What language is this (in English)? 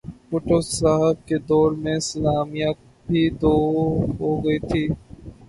Urdu